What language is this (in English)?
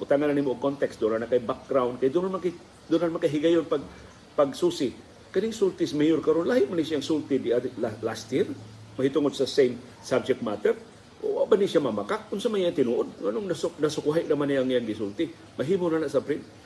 Filipino